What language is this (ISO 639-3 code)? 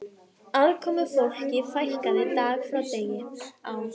isl